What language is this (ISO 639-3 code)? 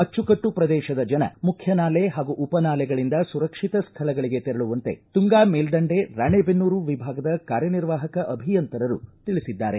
kan